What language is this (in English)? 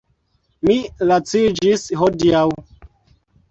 Esperanto